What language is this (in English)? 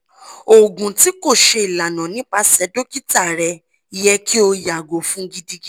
Yoruba